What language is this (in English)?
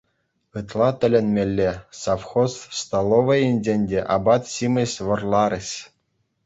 Chuvash